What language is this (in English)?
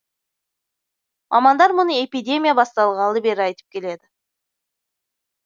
Kazakh